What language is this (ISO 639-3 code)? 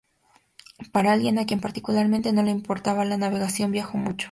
spa